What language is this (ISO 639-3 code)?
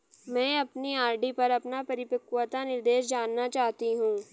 hin